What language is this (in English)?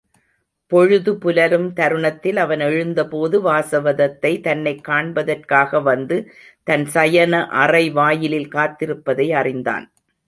Tamil